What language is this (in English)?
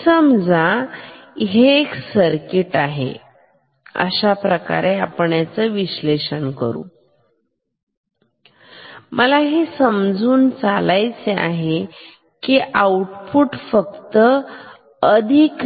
Marathi